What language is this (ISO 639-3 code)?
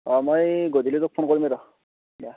asm